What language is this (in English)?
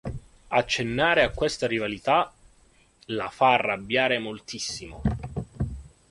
Italian